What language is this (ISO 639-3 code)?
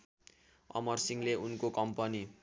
nep